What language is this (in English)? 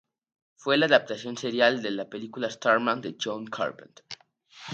Spanish